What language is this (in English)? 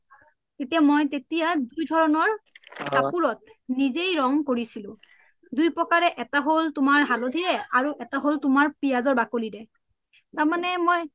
Assamese